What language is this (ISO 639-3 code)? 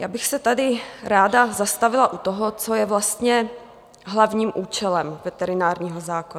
ces